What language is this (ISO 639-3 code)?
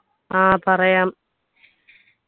mal